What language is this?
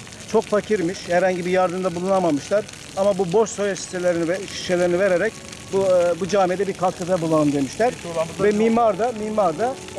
Turkish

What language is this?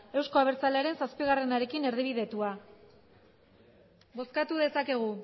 Basque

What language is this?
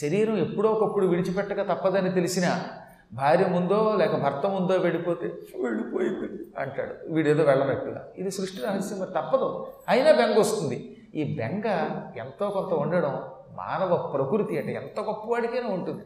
Telugu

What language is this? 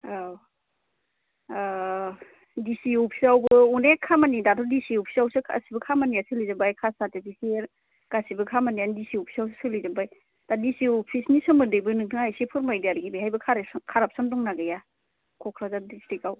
Bodo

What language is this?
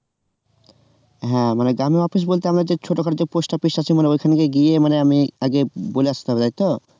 Bangla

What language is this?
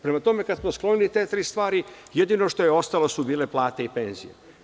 Serbian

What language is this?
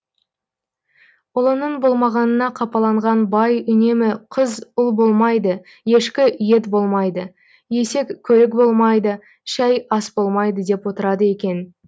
Kazakh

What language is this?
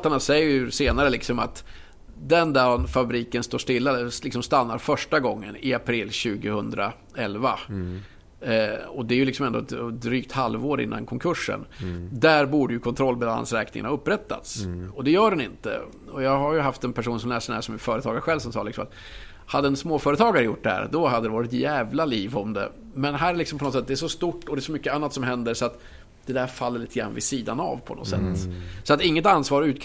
Swedish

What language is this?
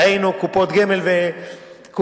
Hebrew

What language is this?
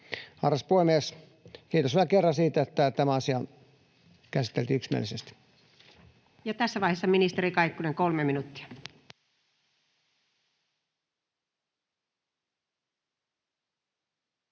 Finnish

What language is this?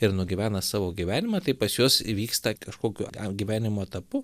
Lithuanian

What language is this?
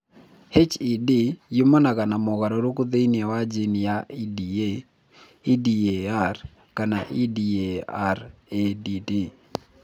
Kikuyu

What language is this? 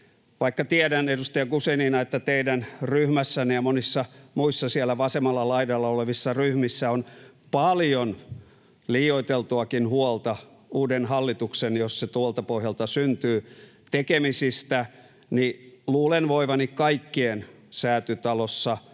Finnish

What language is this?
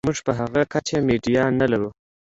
Pashto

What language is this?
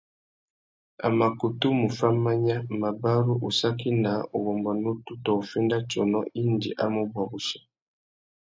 Tuki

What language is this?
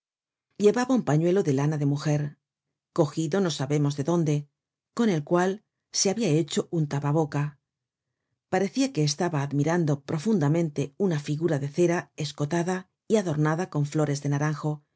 Spanish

